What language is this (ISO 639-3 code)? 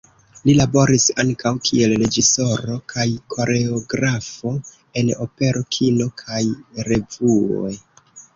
epo